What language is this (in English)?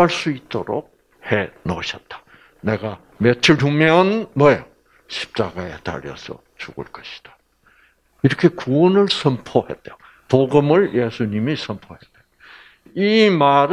Korean